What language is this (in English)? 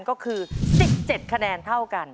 Thai